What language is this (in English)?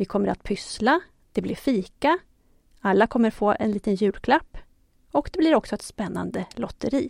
Swedish